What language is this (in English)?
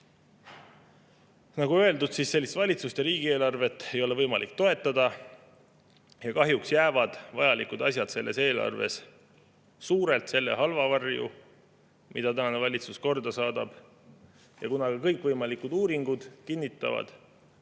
Estonian